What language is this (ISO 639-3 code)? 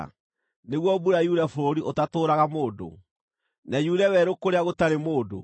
kik